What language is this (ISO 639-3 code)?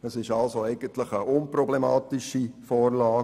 gsw